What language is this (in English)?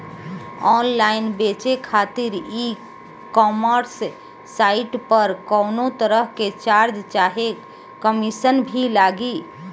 Bhojpuri